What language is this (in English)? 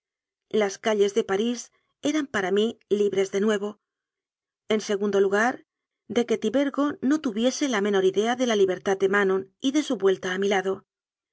Spanish